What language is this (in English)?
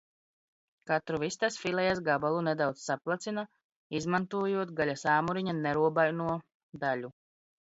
Latvian